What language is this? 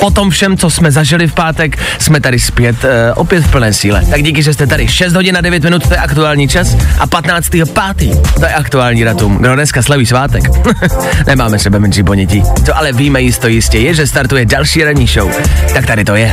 Czech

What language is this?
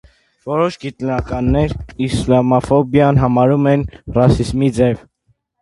Armenian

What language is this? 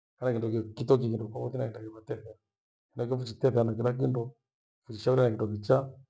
Gweno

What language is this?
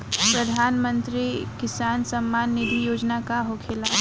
Bhojpuri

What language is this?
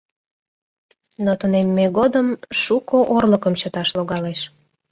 Mari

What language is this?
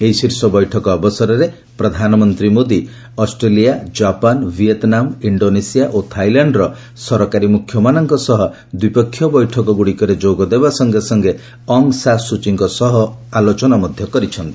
Odia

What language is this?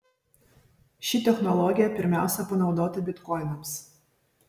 Lithuanian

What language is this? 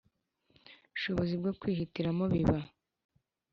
Kinyarwanda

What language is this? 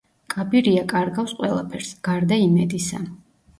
Georgian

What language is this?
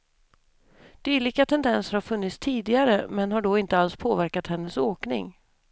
Swedish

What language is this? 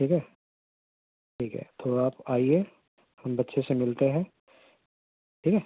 Urdu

